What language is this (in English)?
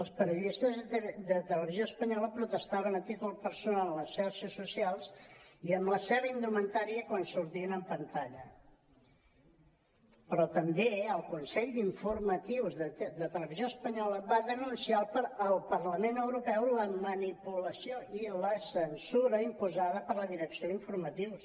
Catalan